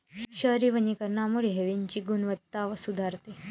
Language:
Marathi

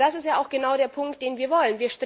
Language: German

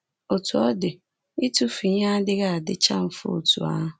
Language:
Igbo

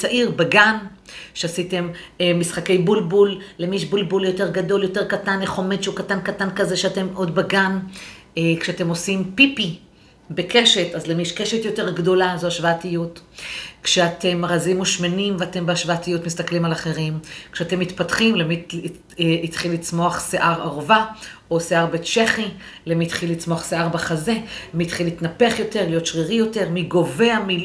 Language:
Hebrew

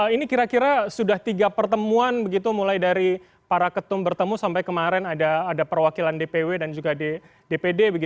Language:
Indonesian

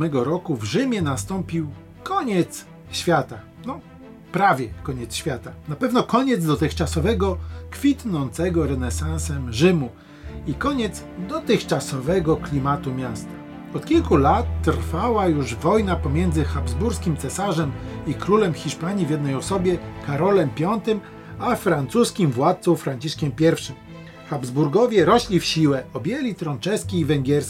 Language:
Polish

